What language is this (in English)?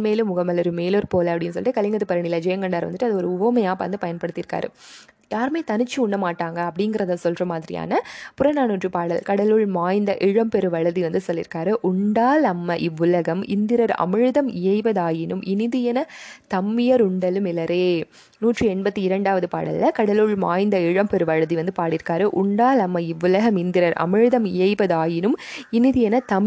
Tamil